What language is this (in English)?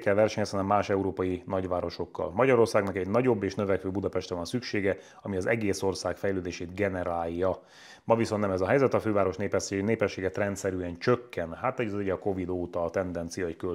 Hungarian